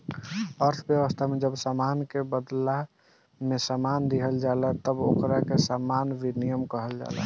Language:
Bhojpuri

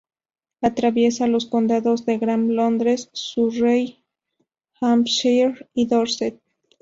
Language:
Spanish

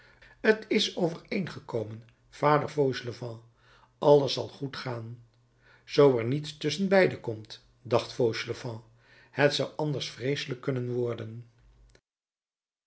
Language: Dutch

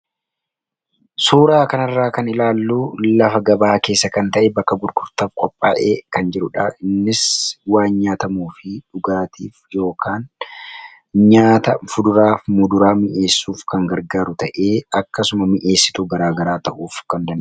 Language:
Oromo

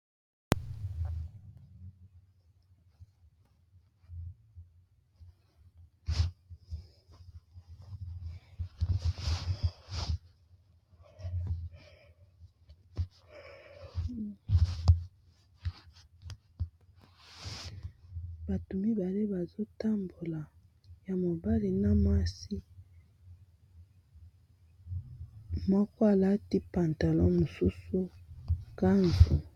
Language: Lingala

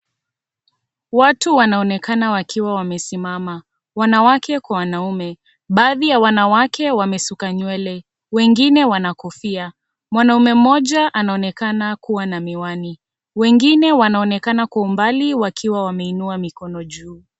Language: Swahili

